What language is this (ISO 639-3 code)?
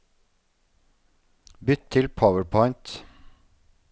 nor